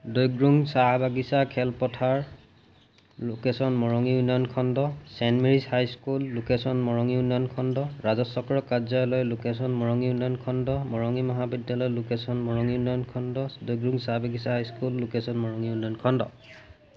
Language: Assamese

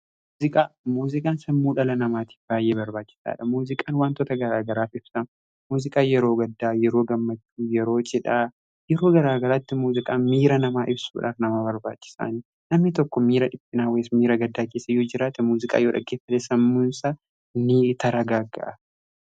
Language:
Oromo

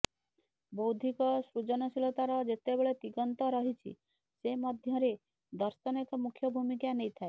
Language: Odia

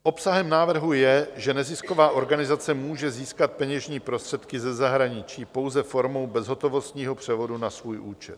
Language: Czech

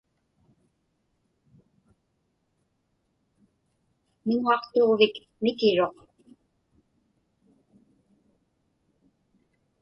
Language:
Inupiaq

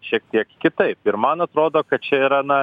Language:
Lithuanian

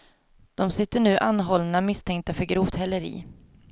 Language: Swedish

